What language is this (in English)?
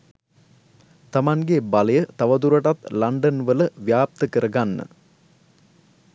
Sinhala